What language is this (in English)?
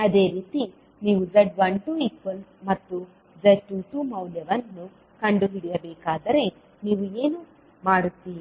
Kannada